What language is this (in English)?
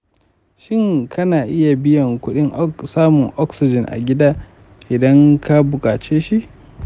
Hausa